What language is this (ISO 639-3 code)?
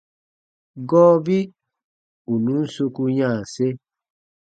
bba